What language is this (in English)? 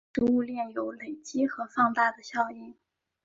Chinese